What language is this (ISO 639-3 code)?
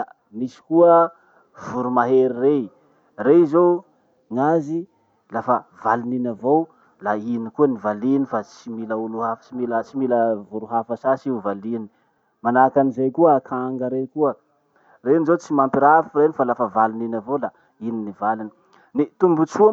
msh